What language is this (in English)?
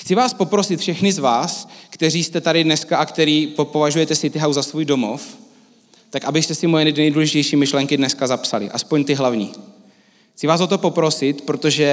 Czech